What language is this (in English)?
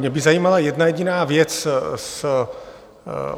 Czech